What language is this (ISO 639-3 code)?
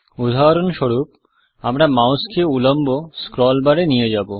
ben